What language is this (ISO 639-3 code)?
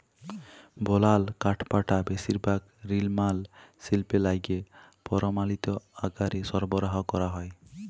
ben